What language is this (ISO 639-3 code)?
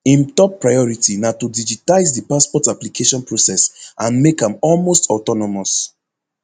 pcm